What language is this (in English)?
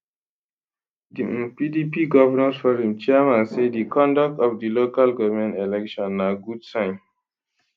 Nigerian Pidgin